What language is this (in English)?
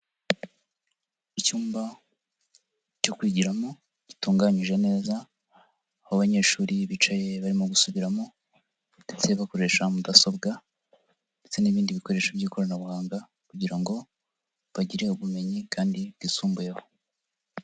Kinyarwanda